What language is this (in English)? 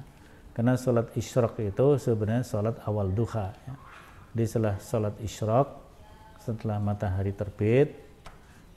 Indonesian